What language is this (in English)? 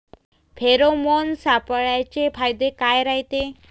Marathi